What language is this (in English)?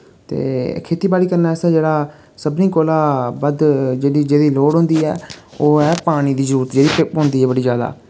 Dogri